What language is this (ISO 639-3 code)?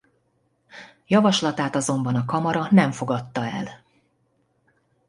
hun